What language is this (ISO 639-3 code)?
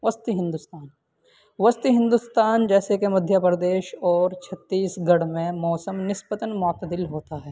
urd